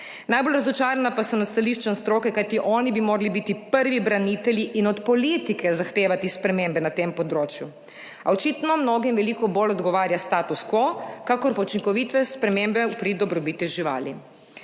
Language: Slovenian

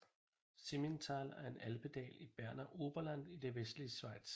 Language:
Danish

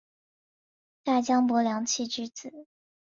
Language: Chinese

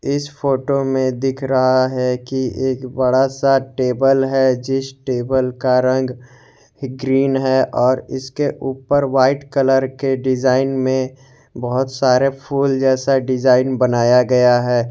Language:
Hindi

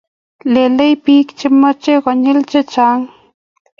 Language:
Kalenjin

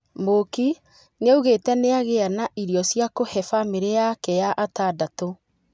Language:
Kikuyu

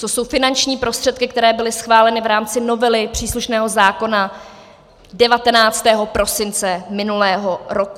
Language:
Czech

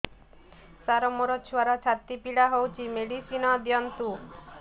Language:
Odia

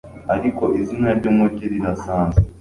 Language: Kinyarwanda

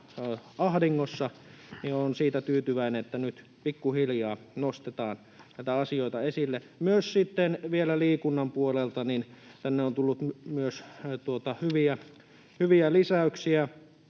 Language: Finnish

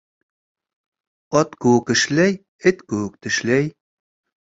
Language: Bashkir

